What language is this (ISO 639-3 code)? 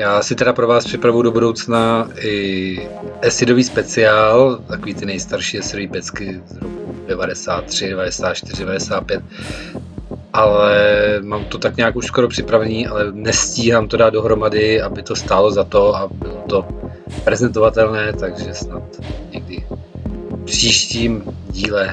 ces